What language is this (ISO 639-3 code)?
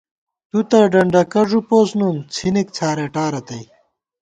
gwt